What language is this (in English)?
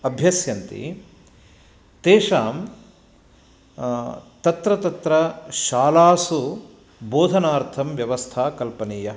Sanskrit